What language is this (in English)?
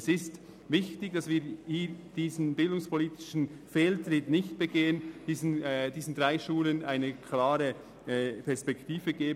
Swiss German